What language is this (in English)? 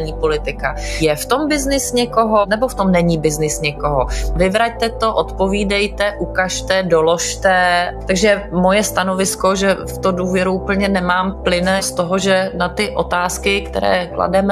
Czech